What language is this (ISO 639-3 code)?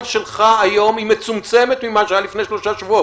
heb